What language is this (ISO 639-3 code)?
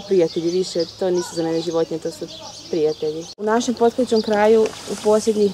ukr